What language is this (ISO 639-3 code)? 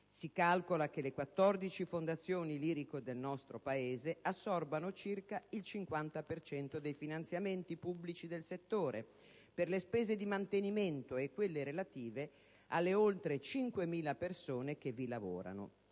ita